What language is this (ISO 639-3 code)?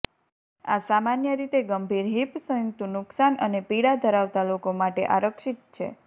guj